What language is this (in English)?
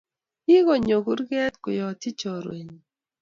Kalenjin